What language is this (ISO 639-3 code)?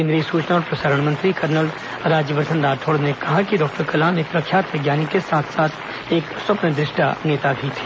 hin